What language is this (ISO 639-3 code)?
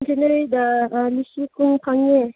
mni